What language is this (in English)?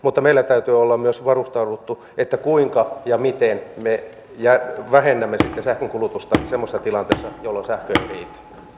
Finnish